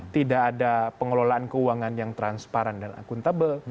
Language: Indonesian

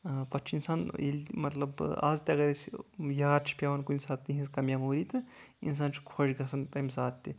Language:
Kashmiri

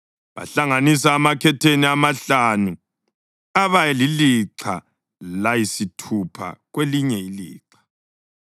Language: North Ndebele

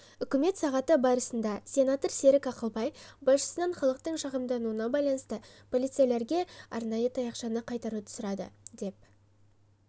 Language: Kazakh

